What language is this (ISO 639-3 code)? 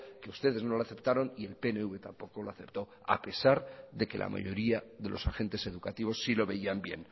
spa